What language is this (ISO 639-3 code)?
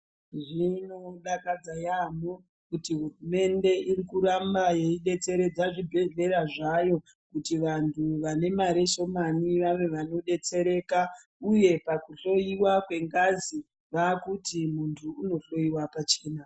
ndc